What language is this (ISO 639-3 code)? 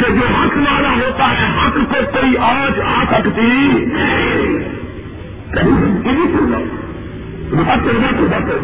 urd